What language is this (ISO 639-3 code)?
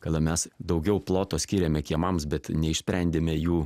lit